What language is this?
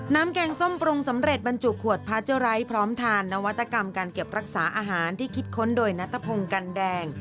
Thai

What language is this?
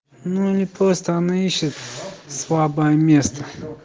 Russian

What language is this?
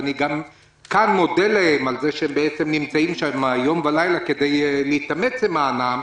Hebrew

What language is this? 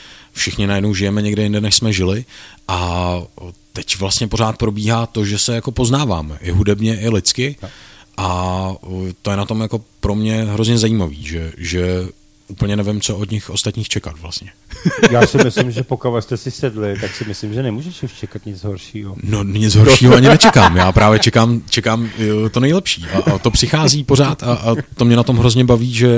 Czech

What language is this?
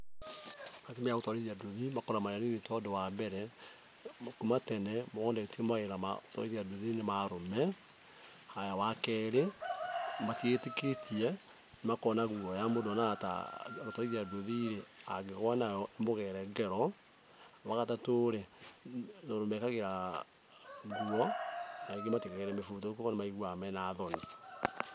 Kikuyu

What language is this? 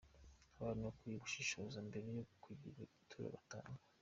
Kinyarwanda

